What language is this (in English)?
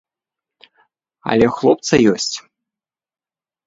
Belarusian